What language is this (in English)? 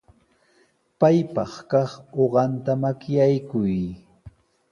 Sihuas Ancash Quechua